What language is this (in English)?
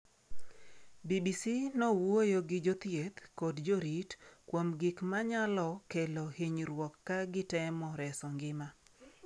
Luo (Kenya and Tanzania)